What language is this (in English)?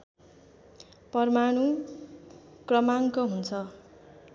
Nepali